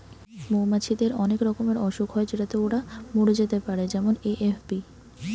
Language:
Bangla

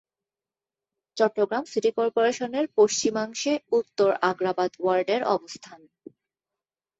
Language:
Bangla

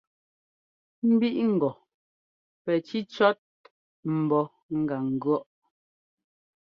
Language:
Ngomba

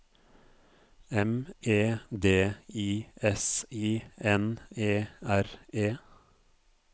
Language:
Norwegian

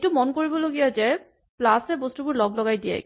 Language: Assamese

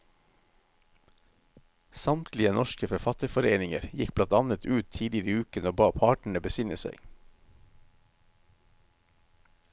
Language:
Norwegian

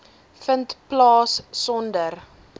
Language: Afrikaans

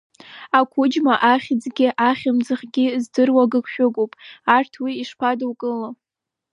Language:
Abkhazian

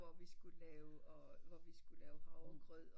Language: Danish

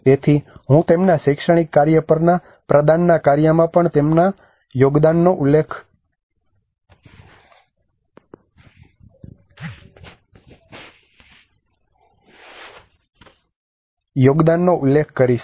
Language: Gujarati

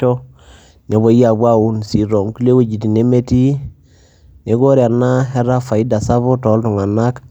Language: Masai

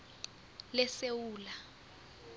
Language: South Ndebele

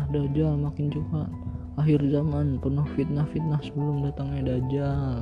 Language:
Indonesian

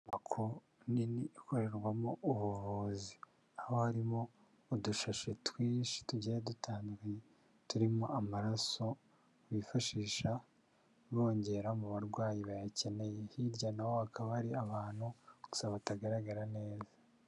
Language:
Kinyarwanda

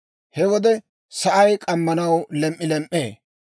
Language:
Dawro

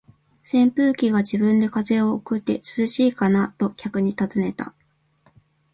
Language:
Japanese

